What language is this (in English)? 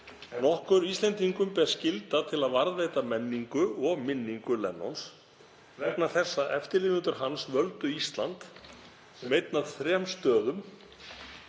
Icelandic